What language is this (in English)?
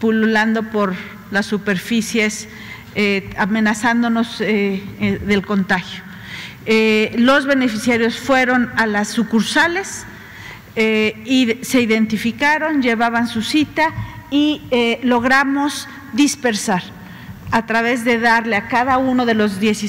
Spanish